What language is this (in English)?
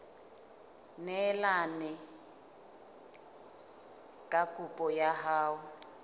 Southern Sotho